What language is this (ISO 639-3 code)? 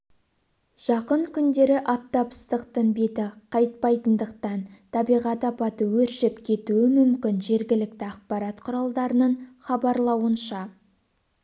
kaz